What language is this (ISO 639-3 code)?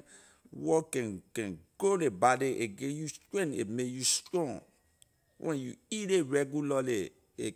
lir